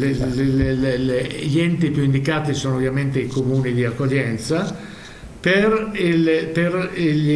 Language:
Italian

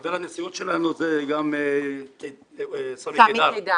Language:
Hebrew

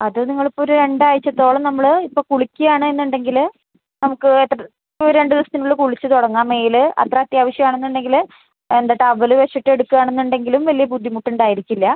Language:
Malayalam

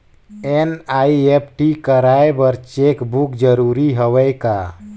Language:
Chhattisgarhi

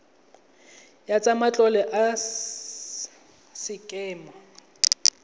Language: Tswana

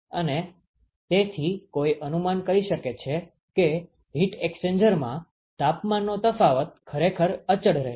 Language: Gujarati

